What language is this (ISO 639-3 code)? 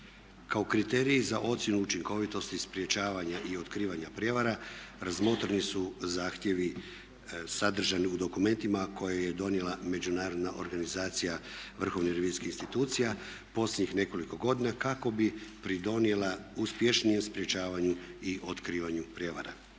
hrv